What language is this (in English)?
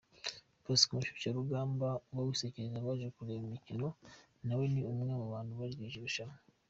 Kinyarwanda